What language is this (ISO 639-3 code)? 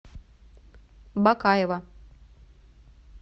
rus